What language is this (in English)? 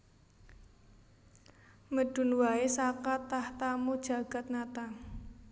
Javanese